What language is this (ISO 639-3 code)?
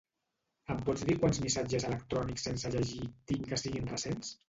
cat